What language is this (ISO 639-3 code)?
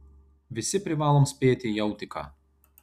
lit